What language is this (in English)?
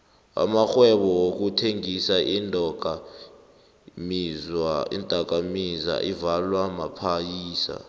South Ndebele